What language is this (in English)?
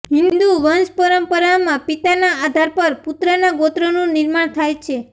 Gujarati